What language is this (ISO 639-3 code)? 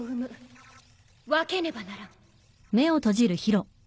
jpn